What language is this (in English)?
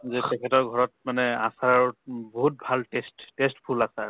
Assamese